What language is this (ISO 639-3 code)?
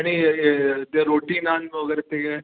mar